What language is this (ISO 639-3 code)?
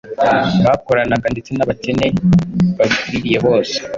kin